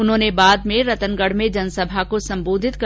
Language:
Hindi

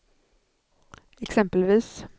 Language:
Swedish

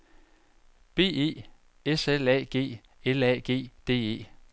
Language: Danish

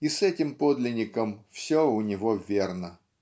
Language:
Russian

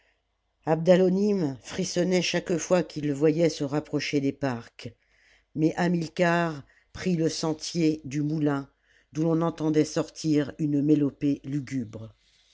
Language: French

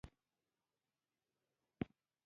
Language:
Pashto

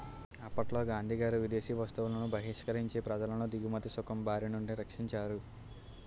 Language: Telugu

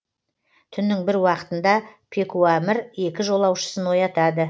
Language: Kazakh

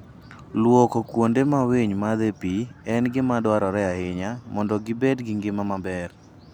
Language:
Luo (Kenya and Tanzania)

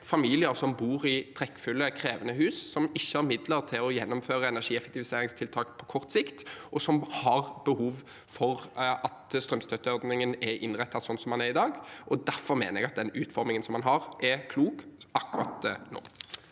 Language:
Norwegian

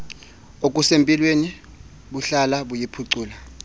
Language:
Xhosa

